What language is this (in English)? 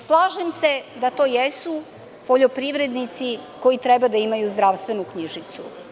Serbian